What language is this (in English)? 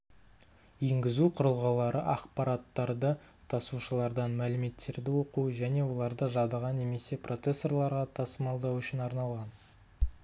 Kazakh